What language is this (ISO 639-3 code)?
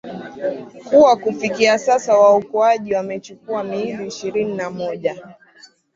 swa